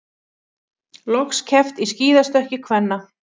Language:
Icelandic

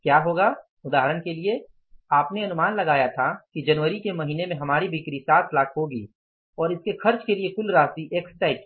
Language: Hindi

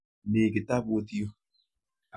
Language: Kalenjin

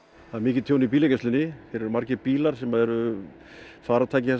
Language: Icelandic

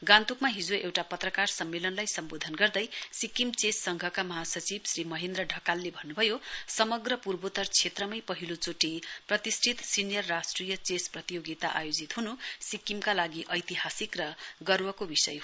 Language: Nepali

